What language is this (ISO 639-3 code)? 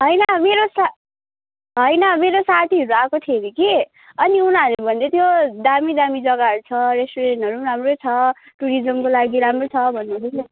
nep